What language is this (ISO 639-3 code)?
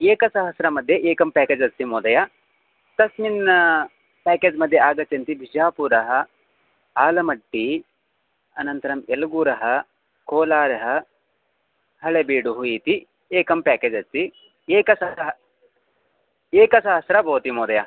san